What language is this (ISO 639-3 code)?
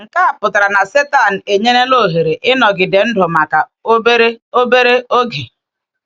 ibo